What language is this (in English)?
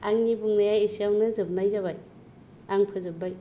Bodo